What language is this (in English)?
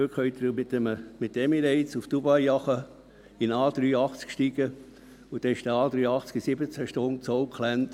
Swiss German